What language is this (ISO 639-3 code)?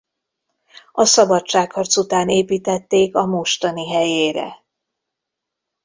hun